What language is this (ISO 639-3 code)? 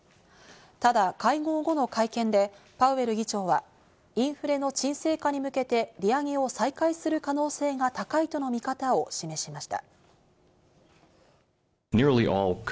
jpn